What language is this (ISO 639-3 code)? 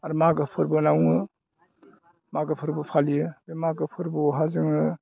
brx